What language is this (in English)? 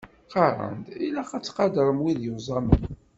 Kabyle